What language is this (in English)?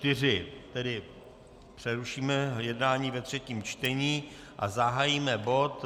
Czech